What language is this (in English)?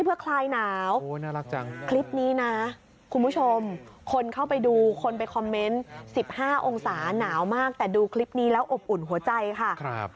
Thai